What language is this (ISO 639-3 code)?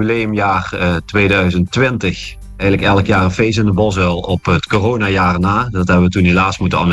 nld